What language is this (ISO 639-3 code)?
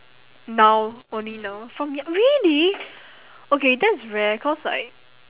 eng